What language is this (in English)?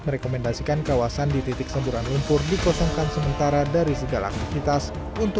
Indonesian